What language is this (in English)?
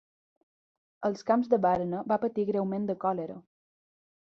Catalan